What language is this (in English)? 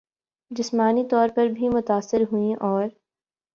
Urdu